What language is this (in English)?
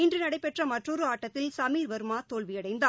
Tamil